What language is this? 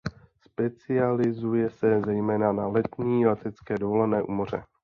Czech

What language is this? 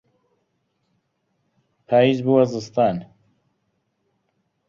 Central Kurdish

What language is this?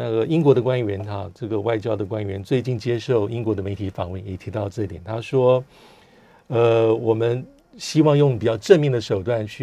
Chinese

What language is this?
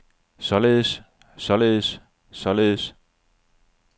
Danish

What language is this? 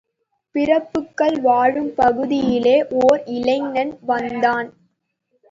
Tamil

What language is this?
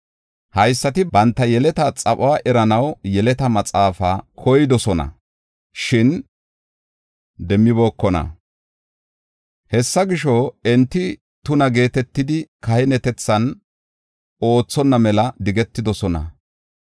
Gofa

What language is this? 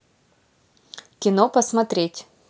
Russian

